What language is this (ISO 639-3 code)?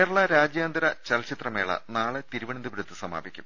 mal